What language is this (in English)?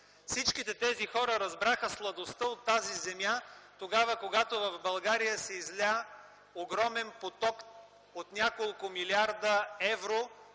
Bulgarian